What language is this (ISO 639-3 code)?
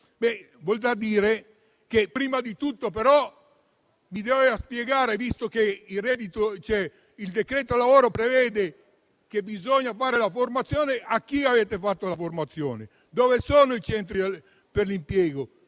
ita